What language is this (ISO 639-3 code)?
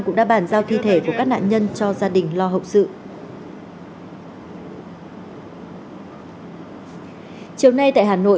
vie